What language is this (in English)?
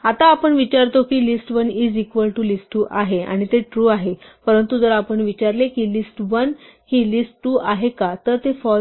Marathi